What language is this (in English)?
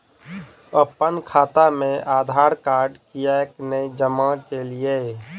Maithili